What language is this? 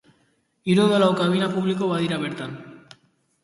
Basque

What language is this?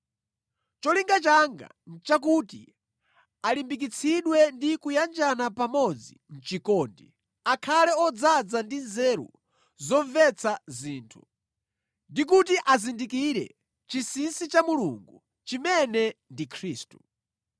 Nyanja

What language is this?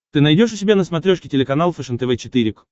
Russian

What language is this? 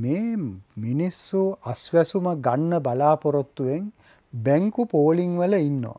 Arabic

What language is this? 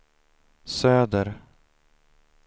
Swedish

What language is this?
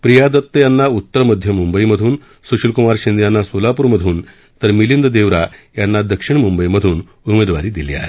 Marathi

